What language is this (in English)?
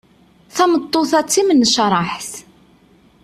Kabyle